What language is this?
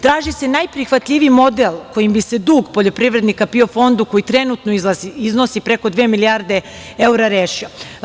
Serbian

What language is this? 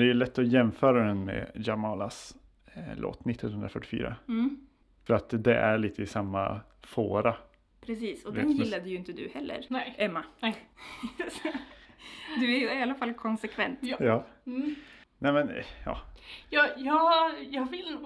Swedish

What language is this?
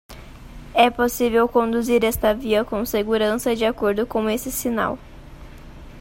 Portuguese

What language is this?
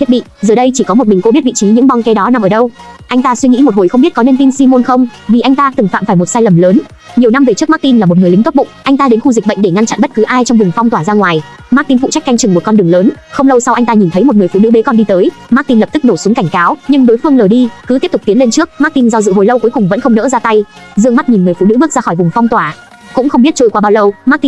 Vietnamese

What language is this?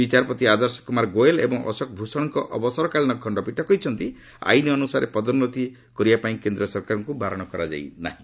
Odia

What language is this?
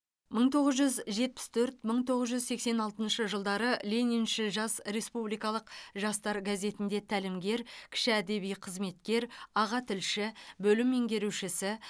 Kazakh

